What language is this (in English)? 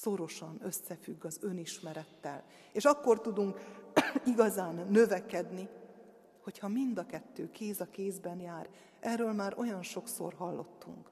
Hungarian